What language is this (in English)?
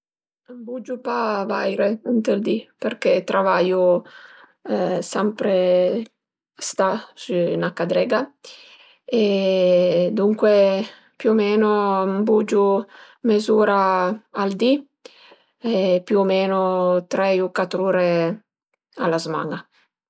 Piedmontese